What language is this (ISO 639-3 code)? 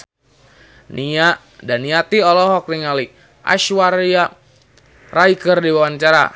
sun